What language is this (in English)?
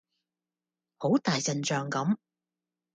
Cantonese